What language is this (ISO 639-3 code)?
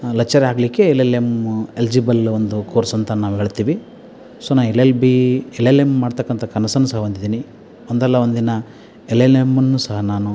kan